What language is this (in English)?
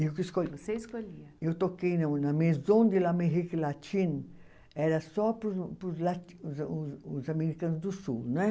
Portuguese